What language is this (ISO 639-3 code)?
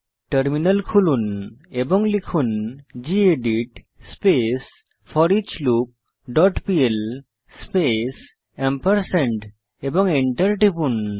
ben